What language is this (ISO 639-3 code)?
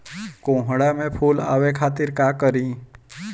bho